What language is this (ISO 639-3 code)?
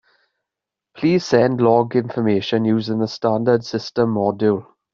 eng